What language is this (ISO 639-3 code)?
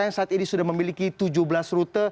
ind